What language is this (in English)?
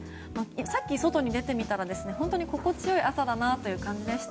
Japanese